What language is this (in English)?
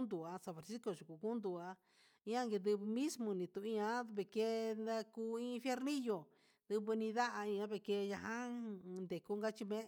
Huitepec Mixtec